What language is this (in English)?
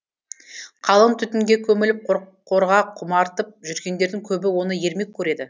Kazakh